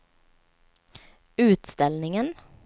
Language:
Swedish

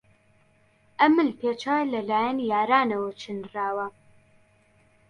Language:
Central Kurdish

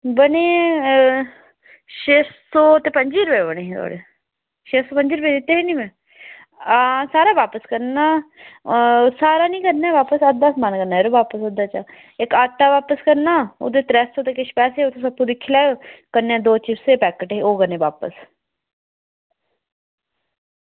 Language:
Dogri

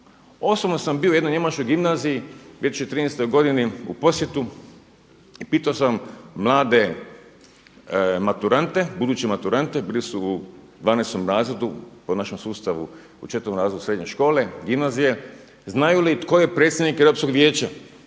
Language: Croatian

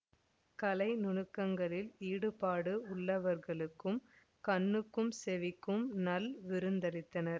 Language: Tamil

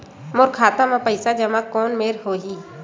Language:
Chhattisgarhi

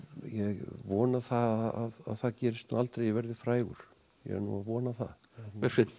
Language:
Icelandic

